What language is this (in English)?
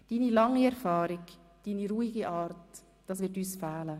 Swiss German